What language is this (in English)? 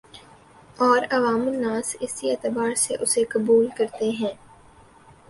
Urdu